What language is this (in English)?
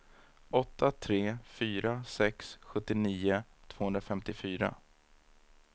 Swedish